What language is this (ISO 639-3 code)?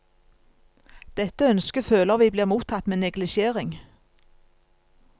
nor